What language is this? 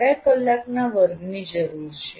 Gujarati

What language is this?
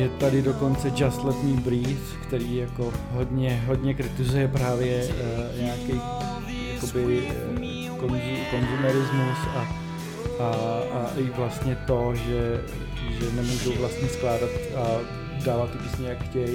Czech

